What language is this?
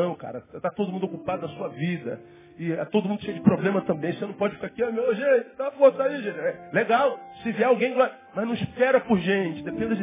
Portuguese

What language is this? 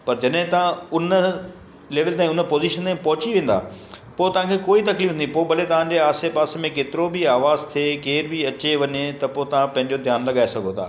Sindhi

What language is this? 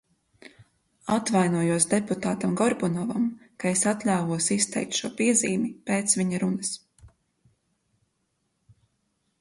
Latvian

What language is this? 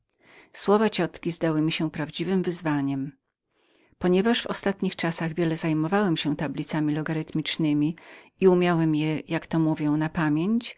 Polish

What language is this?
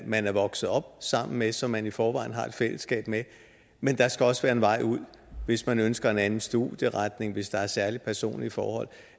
Danish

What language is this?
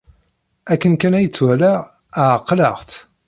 Kabyle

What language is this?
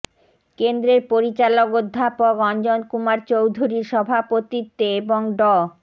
Bangla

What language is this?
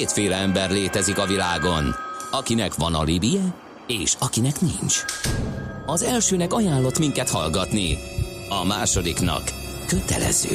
Hungarian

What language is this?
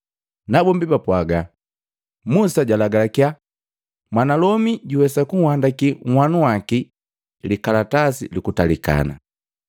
Matengo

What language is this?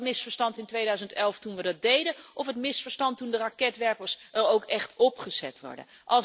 Dutch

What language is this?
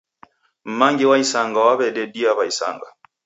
Taita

